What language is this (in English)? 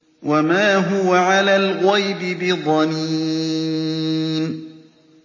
Arabic